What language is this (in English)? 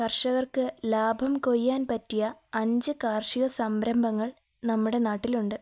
Malayalam